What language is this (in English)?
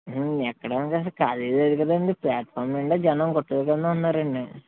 Telugu